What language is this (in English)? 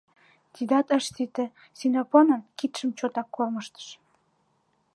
Mari